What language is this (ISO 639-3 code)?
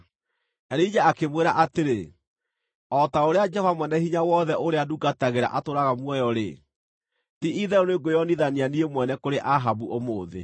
kik